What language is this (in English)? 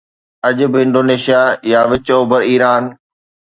Sindhi